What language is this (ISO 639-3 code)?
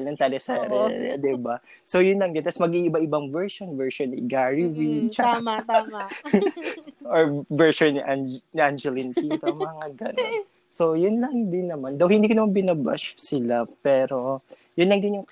fil